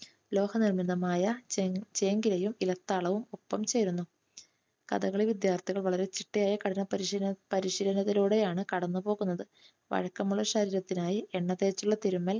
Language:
Malayalam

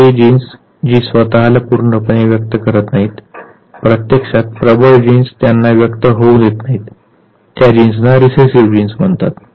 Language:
Marathi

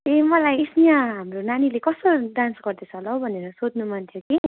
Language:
Nepali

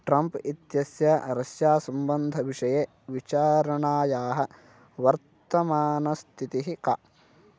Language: Sanskrit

